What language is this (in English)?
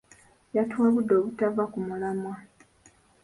Ganda